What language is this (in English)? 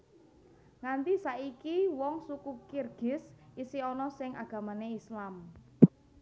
Javanese